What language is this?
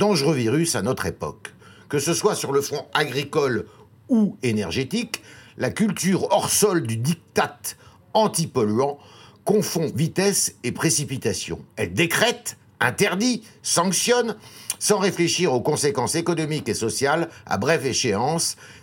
French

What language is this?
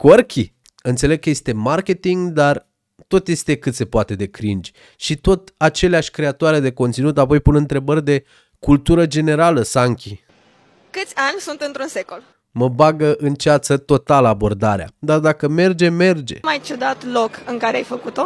Romanian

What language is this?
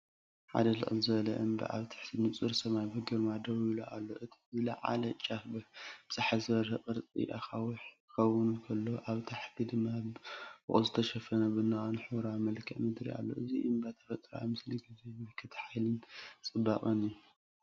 Tigrinya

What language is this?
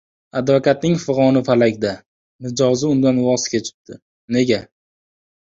Uzbek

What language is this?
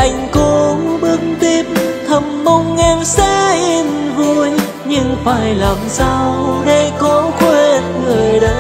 Vietnamese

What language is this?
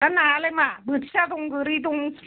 Bodo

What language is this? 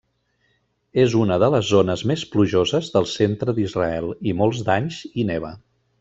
Catalan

